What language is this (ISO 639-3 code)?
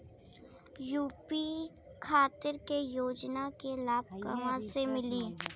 bho